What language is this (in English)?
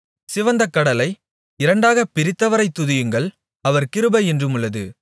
Tamil